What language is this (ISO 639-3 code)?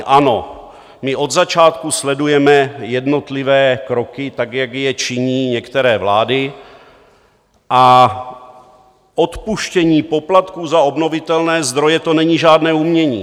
ces